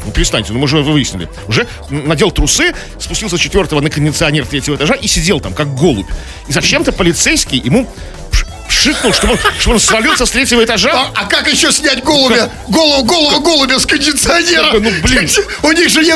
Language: Russian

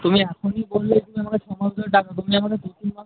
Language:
Bangla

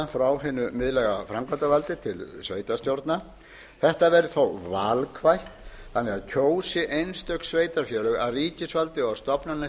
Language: Icelandic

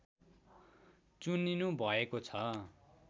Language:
Nepali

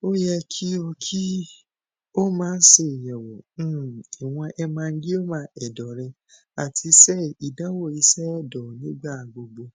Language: Yoruba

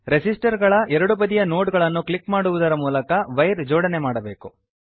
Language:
Kannada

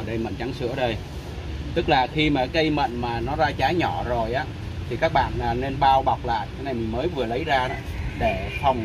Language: Vietnamese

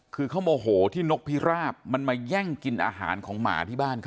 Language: Thai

